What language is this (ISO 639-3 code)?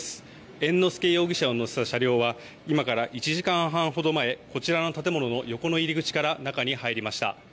jpn